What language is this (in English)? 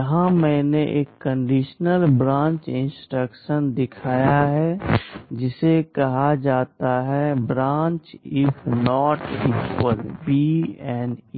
Hindi